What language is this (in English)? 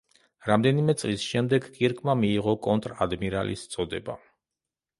Georgian